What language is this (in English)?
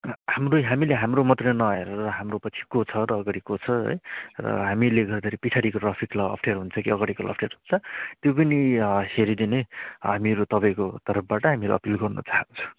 Nepali